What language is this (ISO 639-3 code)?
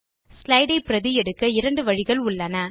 tam